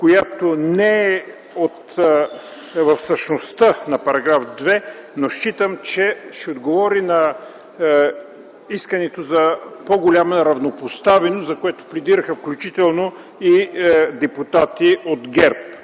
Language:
Bulgarian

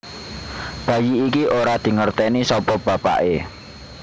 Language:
Javanese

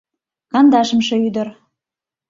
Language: Mari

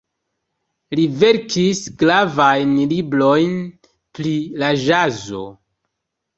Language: Esperanto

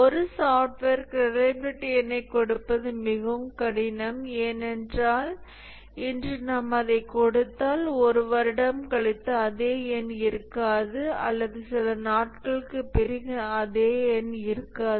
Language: Tamil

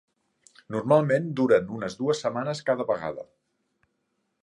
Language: Catalan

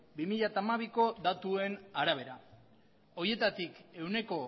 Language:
Basque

